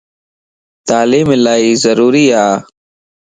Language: Lasi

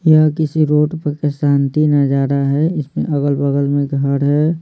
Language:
Hindi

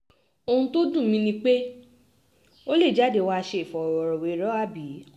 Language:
Yoruba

